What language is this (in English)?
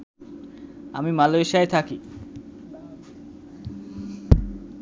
Bangla